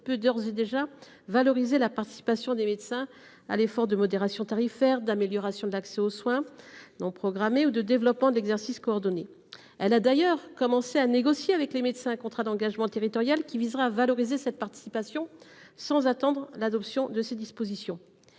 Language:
French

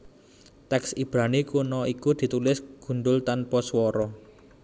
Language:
Javanese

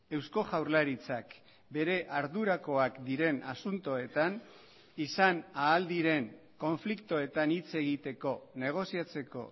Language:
Basque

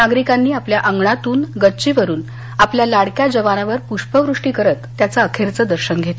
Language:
Marathi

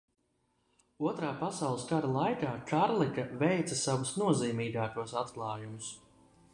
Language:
Latvian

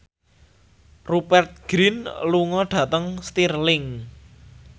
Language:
Javanese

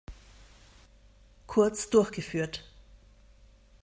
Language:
German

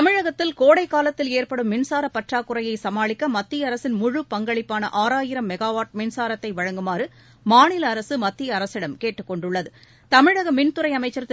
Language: Tamil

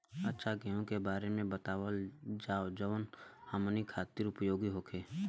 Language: Bhojpuri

